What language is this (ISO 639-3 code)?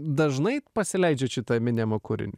lit